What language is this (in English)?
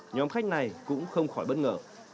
Vietnamese